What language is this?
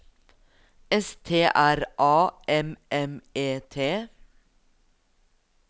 Norwegian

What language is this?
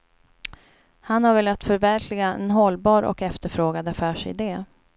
Swedish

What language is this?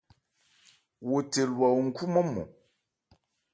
Ebrié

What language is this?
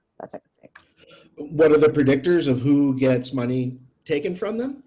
English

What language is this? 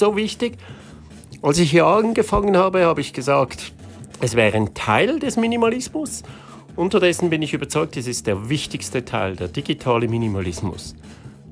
German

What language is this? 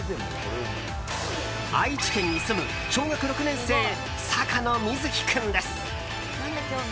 Japanese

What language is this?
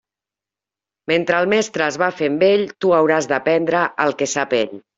Catalan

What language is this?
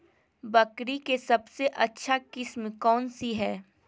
Magahi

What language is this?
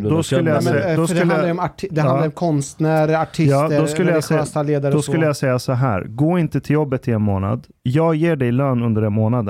Swedish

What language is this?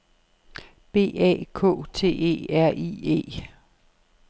Danish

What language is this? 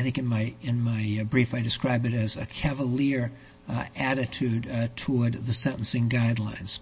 English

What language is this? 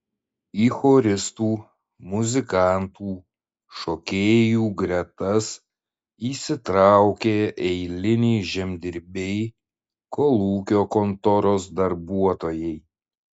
Lithuanian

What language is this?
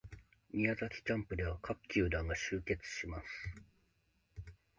Japanese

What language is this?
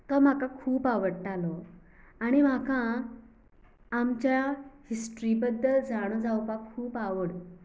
Konkani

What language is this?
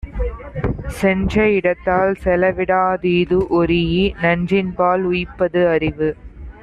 Tamil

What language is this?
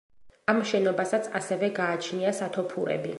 Georgian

